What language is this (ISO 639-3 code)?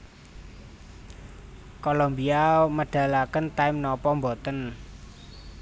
jav